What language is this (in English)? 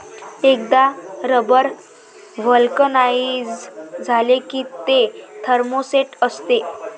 Marathi